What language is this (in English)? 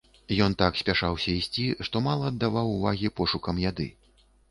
Belarusian